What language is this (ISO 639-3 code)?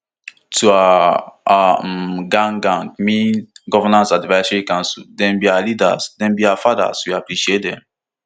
pcm